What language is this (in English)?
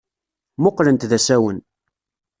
Kabyle